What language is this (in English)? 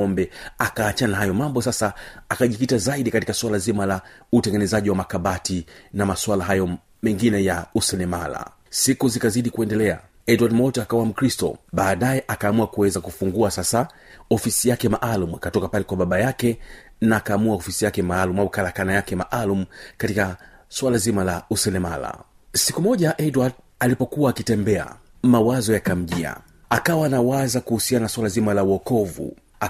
Swahili